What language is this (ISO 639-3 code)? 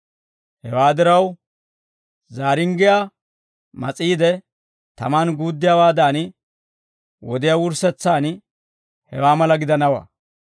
dwr